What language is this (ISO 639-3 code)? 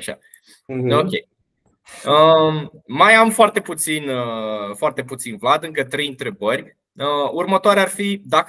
ron